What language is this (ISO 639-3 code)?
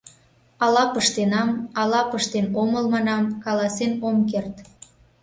chm